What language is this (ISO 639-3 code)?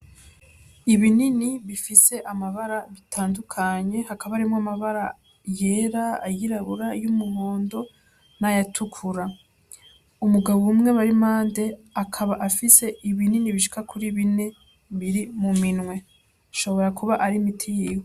run